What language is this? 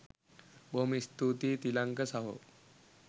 Sinhala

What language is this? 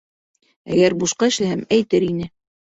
Bashkir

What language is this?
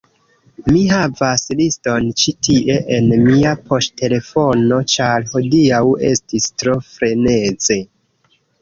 Esperanto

